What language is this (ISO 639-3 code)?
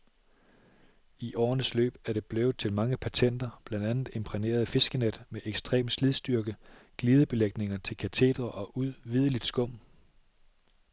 dan